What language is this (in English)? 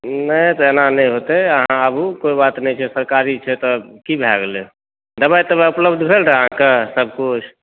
Maithili